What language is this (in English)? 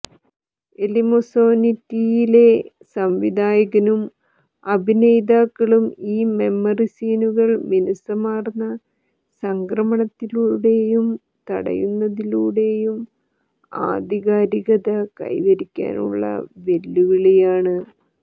Malayalam